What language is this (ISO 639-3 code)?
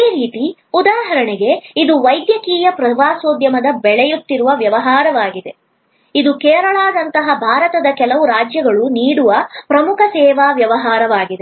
kan